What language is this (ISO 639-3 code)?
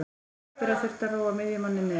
isl